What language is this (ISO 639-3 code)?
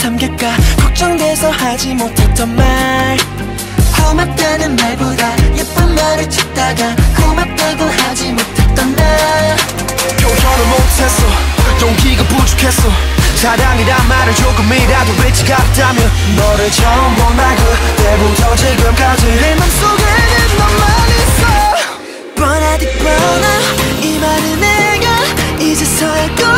kor